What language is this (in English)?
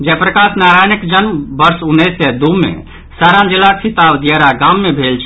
Maithili